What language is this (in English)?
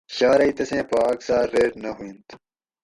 Gawri